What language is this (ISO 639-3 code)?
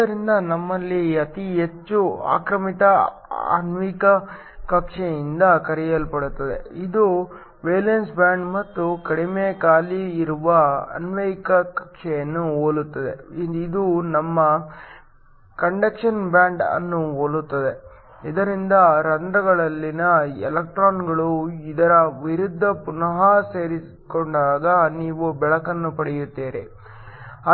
kan